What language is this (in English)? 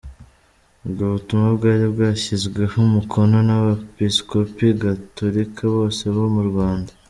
Kinyarwanda